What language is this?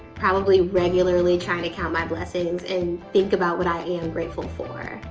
English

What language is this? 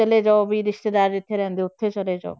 Punjabi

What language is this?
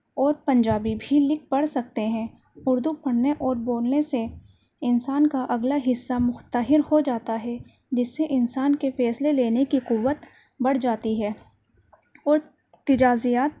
Urdu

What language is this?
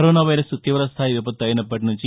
Telugu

